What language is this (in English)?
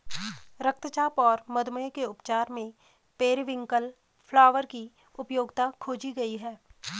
Hindi